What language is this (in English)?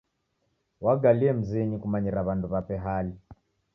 Taita